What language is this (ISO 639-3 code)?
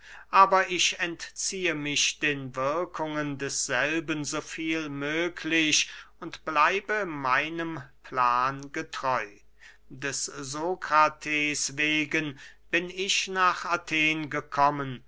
deu